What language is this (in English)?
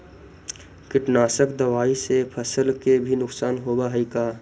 Magahi